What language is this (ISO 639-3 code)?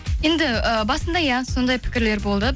kaz